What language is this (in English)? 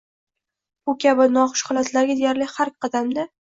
Uzbek